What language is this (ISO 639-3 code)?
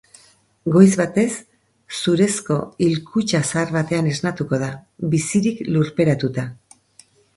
eus